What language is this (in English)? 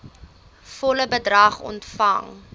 Afrikaans